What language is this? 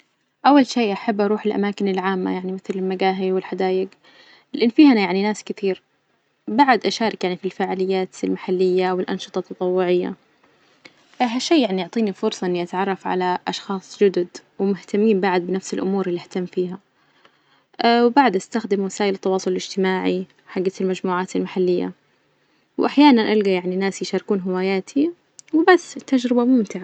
Najdi Arabic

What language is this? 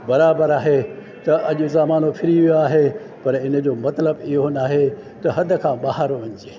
Sindhi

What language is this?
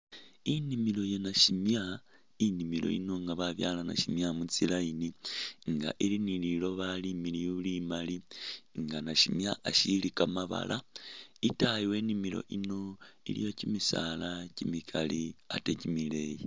Masaaba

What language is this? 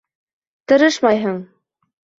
Bashkir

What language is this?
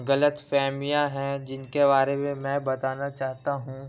Urdu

